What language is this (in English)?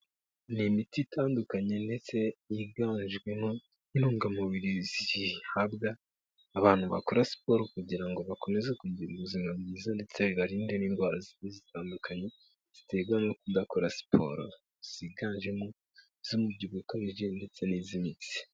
Kinyarwanda